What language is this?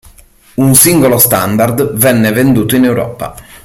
Italian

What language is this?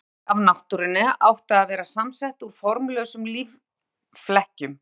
Icelandic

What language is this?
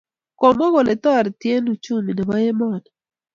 Kalenjin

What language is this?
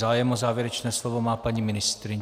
Czech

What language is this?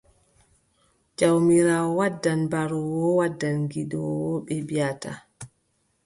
Adamawa Fulfulde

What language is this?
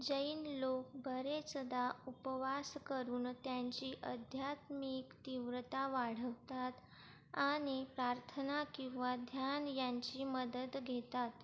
Marathi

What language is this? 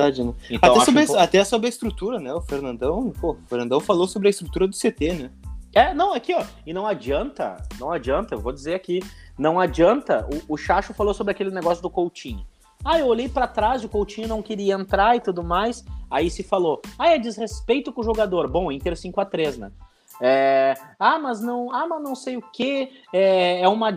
Portuguese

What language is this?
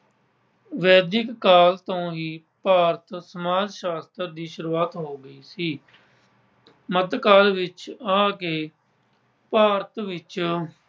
Punjabi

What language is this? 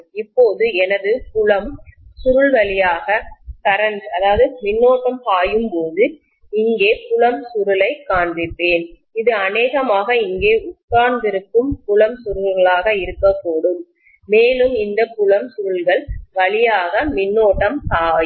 Tamil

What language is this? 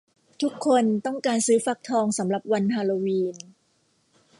Thai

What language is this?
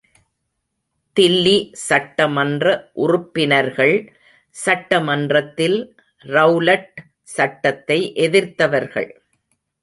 Tamil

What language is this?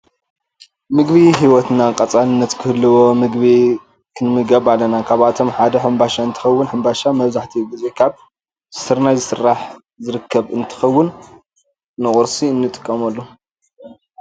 Tigrinya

